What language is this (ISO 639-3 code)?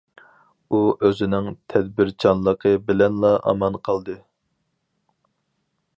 uig